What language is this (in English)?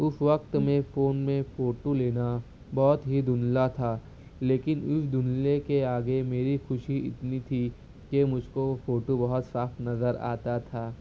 Urdu